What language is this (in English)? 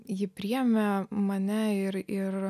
Lithuanian